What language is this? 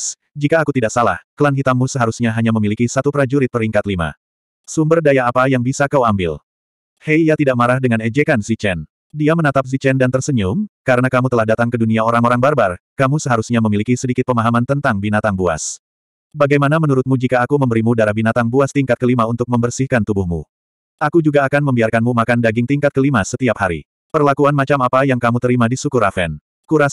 Indonesian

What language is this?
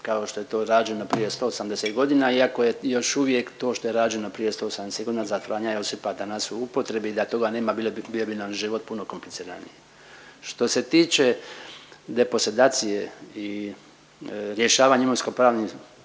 Croatian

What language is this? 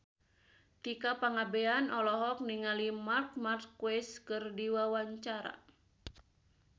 Sundanese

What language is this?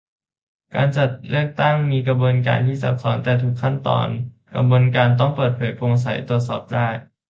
Thai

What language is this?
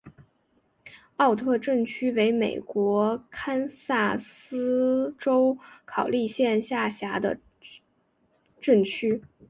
Chinese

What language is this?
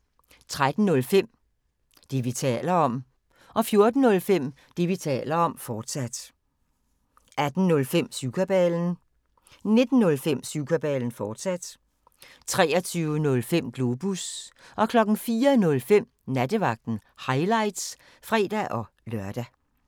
Danish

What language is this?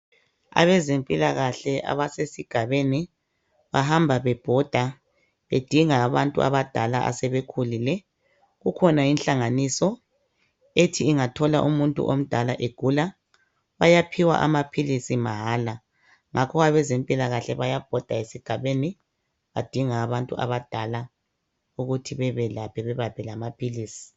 North Ndebele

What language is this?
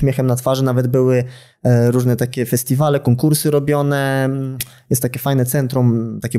Polish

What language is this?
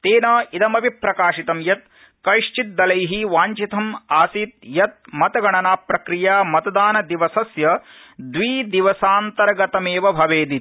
Sanskrit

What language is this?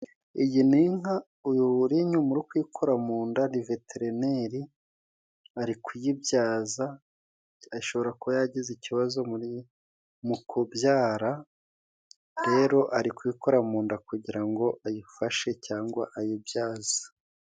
Kinyarwanda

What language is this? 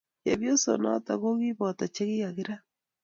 Kalenjin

